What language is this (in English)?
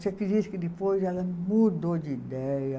Portuguese